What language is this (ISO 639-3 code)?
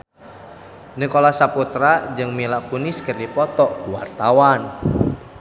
sun